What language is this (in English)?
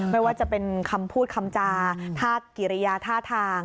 Thai